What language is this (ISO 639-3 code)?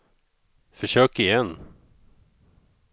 swe